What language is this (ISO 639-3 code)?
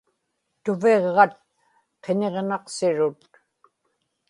ipk